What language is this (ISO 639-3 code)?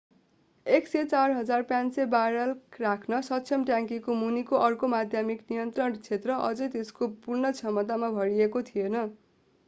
nep